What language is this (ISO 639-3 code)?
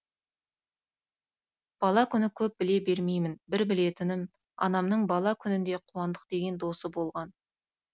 kaz